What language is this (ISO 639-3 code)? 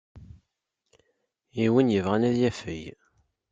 kab